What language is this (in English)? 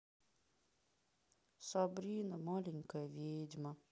Russian